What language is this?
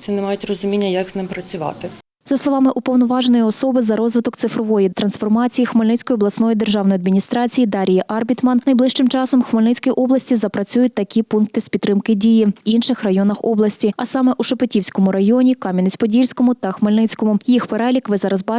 Ukrainian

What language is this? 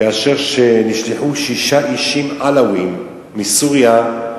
Hebrew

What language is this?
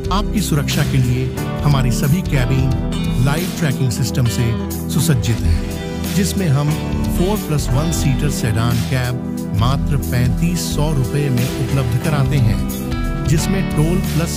Hindi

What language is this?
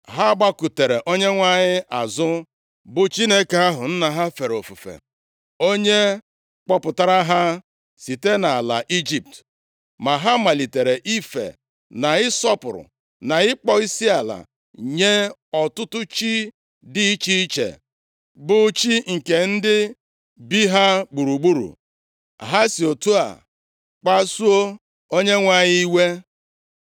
Igbo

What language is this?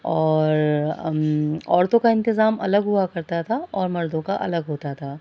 Urdu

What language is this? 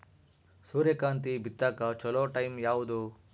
Kannada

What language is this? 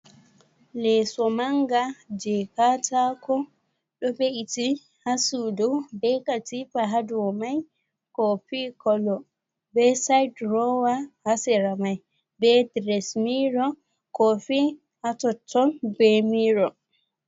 Fula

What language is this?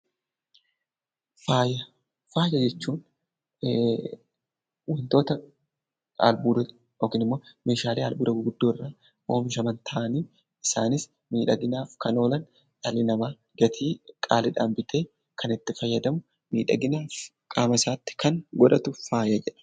Oromo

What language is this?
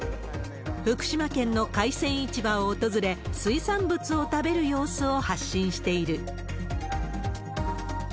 Japanese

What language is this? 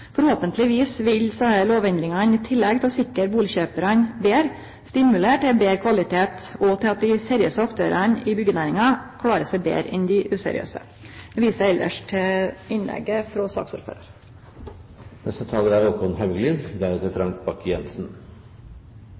Norwegian Nynorsk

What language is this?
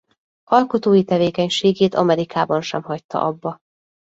Hungarian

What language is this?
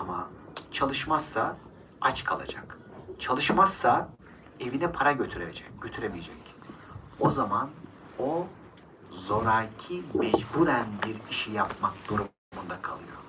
Turkish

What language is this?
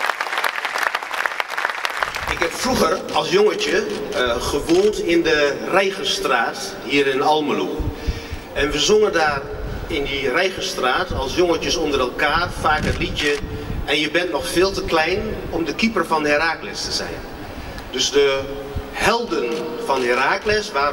Dutch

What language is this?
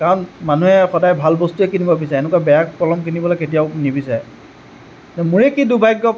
Assamese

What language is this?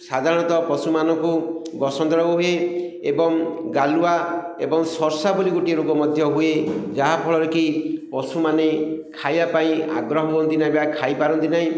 Odia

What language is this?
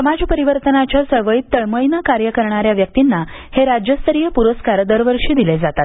Marathi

